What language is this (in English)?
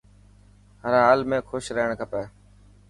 Dhatki